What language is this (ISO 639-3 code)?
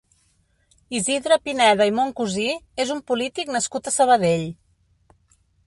cat